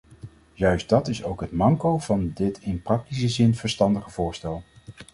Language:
Dutch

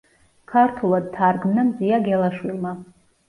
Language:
Georgian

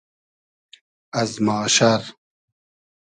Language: Hazaragi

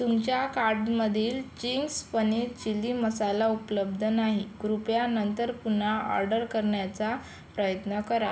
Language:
Marathi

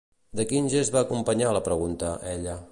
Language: Catalan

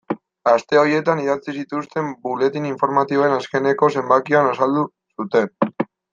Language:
Basque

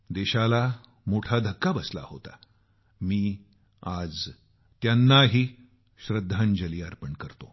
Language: Marathi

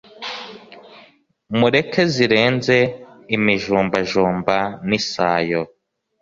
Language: Kinyarwanda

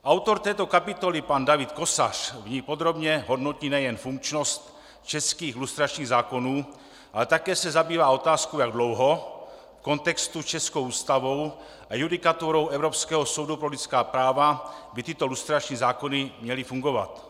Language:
Czech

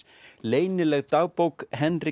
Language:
Icelandic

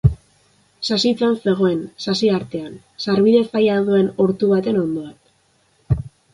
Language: Basque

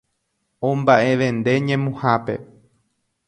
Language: Guarani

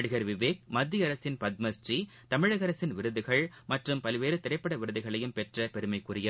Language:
Tamil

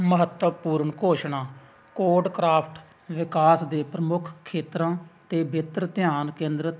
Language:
Punjabi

